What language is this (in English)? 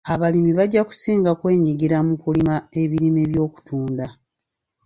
Ganda